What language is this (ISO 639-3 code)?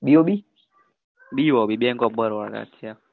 guj